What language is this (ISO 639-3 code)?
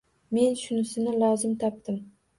uzb